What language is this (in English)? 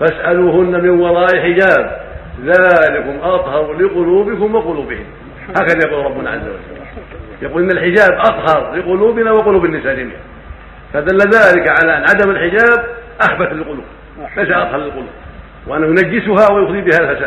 Arabic